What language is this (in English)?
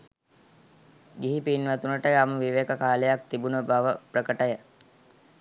Sinhala